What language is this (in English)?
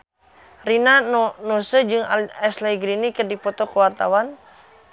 Sundanese